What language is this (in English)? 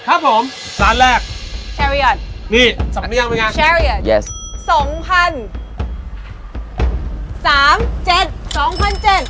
Thai